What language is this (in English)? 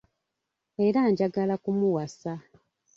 Ganda